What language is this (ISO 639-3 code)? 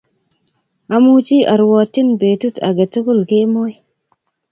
kln